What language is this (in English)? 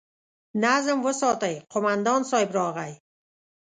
Pashto